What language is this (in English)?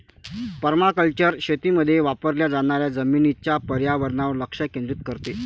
Marathi